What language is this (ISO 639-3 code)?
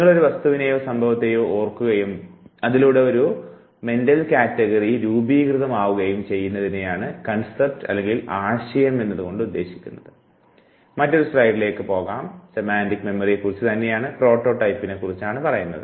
mal